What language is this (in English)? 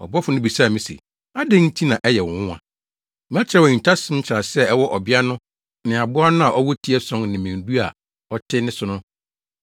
Akan